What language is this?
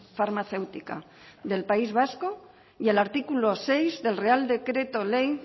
Spanish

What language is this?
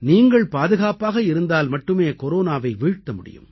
Tamil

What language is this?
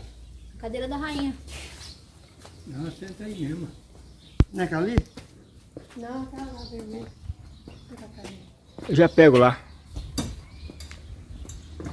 Portuguese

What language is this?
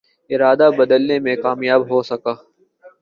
Urdu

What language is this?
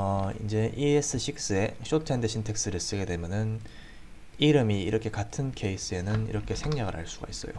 Korean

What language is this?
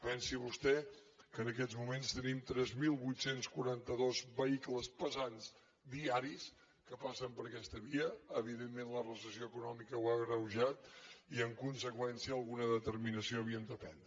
Catalan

